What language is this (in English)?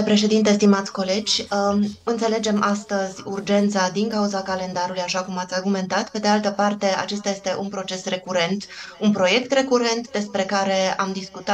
Romanian